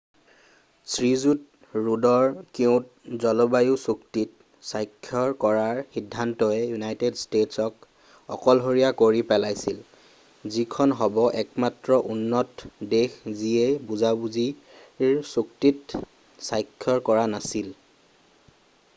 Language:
Assamese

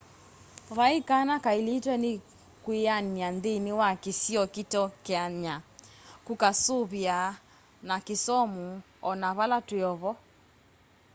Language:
Kamba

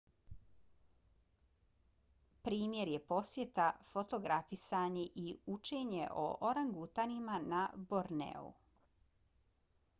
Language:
Bosnian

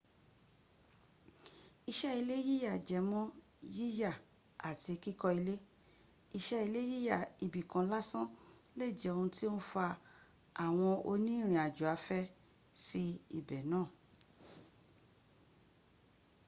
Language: Yoruba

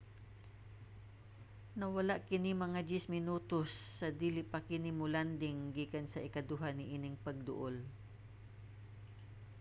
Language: Cebuano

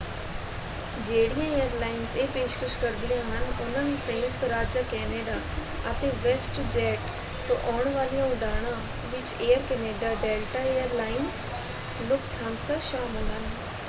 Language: Punjabi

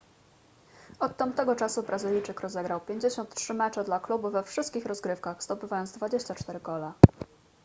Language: Polish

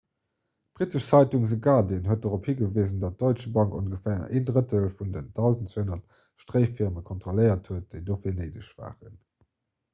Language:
Luxembourgish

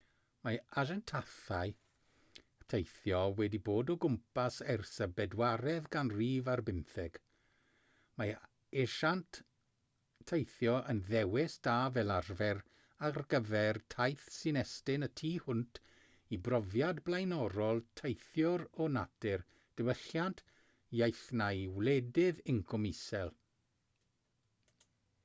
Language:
Welsh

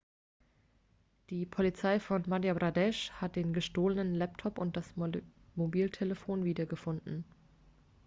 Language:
German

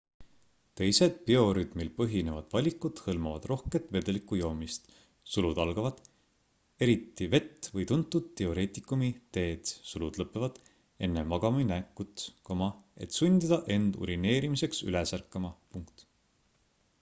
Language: Estonian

